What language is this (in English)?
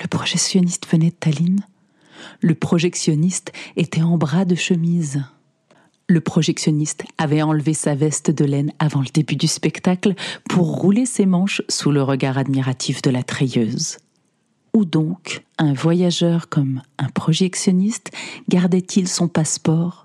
French